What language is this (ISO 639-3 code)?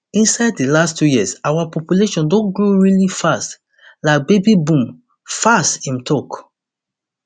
pcm